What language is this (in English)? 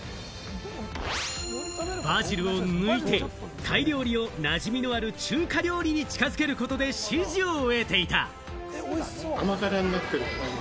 Japanese